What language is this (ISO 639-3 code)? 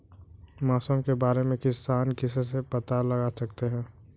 hin